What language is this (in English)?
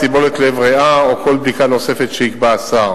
Hebrew